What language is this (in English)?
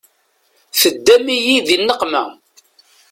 Kabyle